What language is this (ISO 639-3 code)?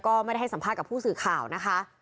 tha